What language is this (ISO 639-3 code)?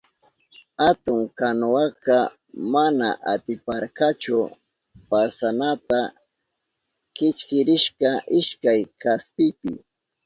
qup